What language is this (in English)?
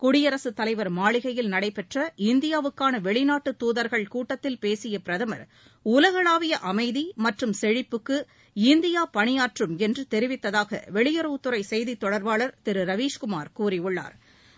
Tamil